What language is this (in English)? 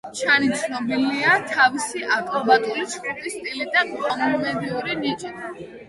Georgian